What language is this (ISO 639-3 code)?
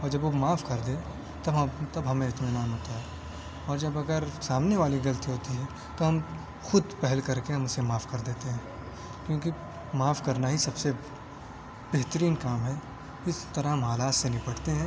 urd